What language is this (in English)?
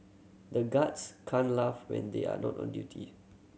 English